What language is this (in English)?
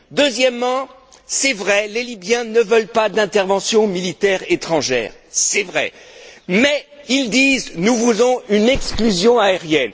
French